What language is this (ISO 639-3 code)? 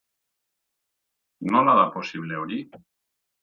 eus